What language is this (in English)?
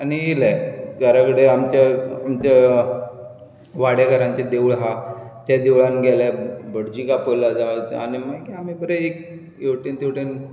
Konkani